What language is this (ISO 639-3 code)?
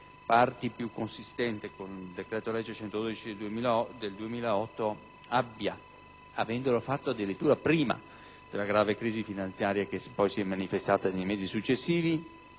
ita